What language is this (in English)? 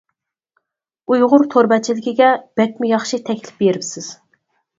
Uyghur